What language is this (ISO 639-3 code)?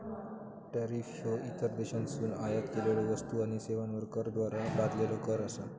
mar